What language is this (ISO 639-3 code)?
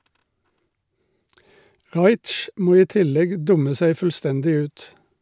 nor